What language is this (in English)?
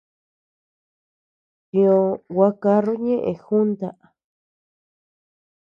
Tepeuxila Cuicatec